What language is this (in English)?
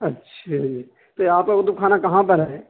Urdu